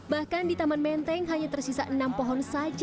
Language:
Indonesian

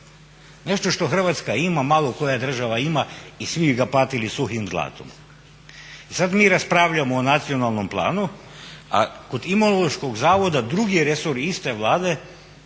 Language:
Croatian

